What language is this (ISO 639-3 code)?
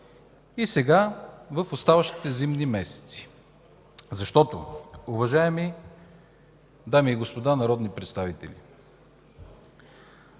bul